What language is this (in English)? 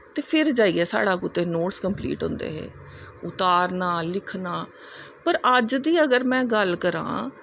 Dogri